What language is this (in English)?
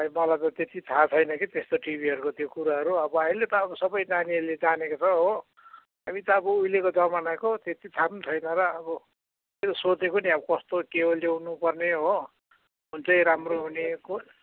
Nepali